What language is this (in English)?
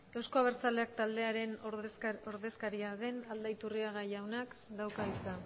Basque